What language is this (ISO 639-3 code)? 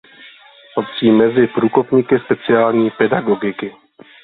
ces